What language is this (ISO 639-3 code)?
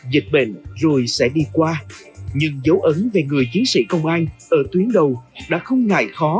vie